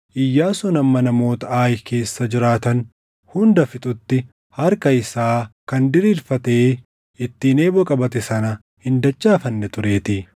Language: Oromo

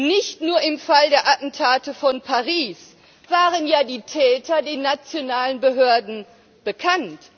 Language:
German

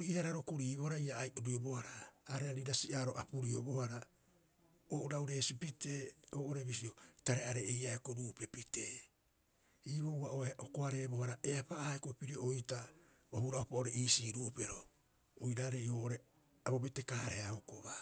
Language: Rapoisi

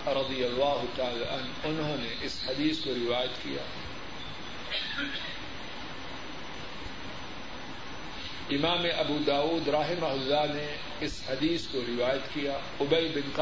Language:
Urdu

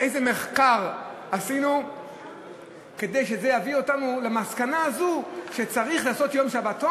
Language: Hebrew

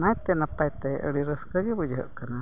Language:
Santali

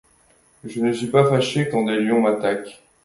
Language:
French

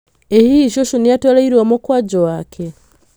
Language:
Kikuyu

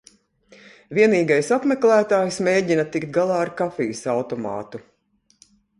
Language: Latvian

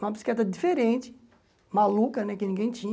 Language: Portuguese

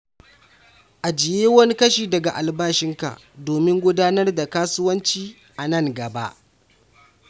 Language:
Hausa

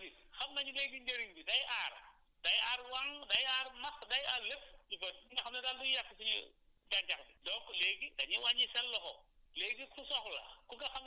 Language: Wolof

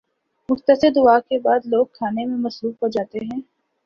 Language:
Urdu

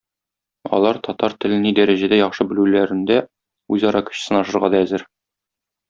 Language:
Tatar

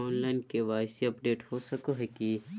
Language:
Magahi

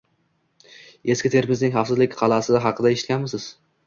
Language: Uzbek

